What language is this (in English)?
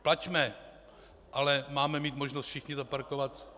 Czech